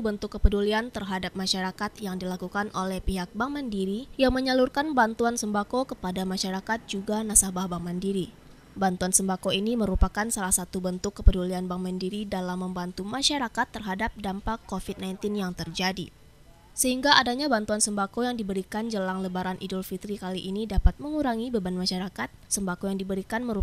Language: Indonesian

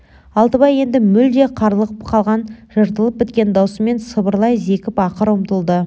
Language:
Kazakh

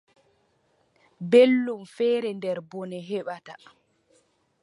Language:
Adamawa Fulfulde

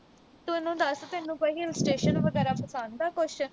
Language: Punjabi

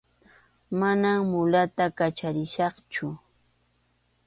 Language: Arequipa-La Unión Quechua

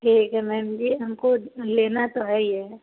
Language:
Hindi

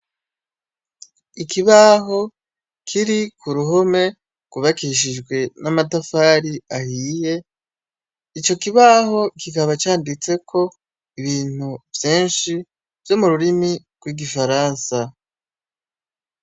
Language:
Rundi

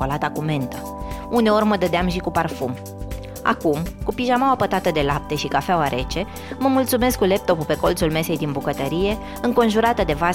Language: Romanian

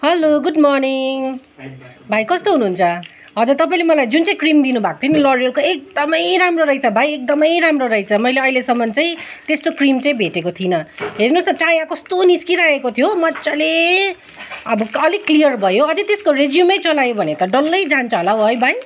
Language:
Nepali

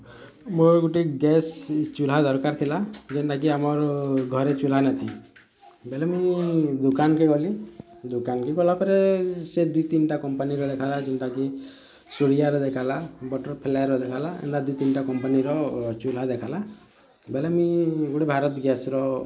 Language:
Odia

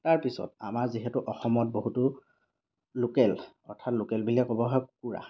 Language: Assamese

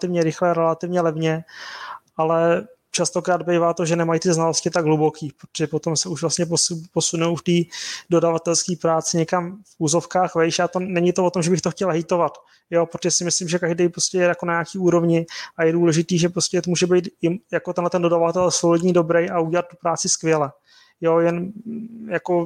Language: Czech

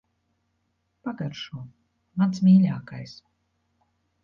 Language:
Latvian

